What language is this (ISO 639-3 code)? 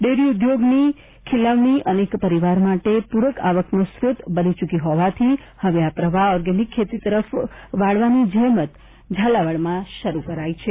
guj